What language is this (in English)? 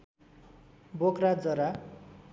Nepali